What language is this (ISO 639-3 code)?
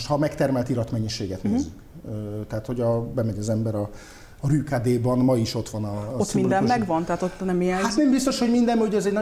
hun